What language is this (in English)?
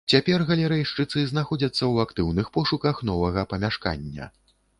Belarusian